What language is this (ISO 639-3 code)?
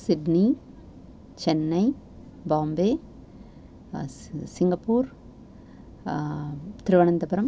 san